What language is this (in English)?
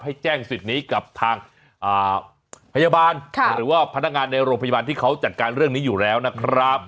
Thai